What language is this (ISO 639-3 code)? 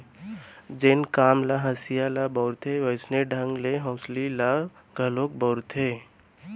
hne